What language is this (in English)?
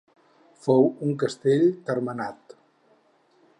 Catalan